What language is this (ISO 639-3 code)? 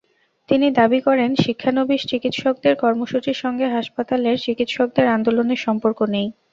ben